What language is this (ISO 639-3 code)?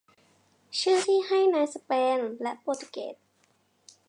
tha